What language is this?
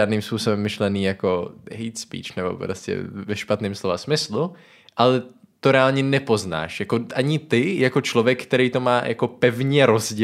Czech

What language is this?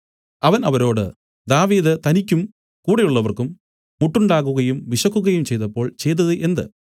Malayalam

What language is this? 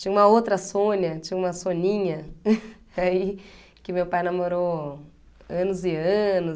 Portuguese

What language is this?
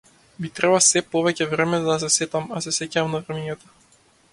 Macedonian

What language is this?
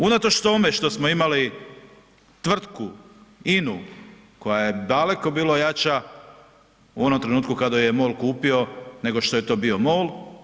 Croatian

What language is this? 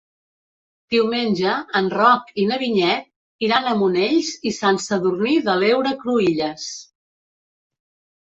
Catalan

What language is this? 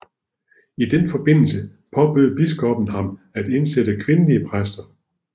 Danish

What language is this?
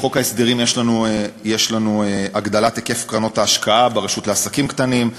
Hebrew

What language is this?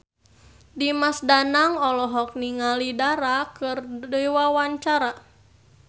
Sundanese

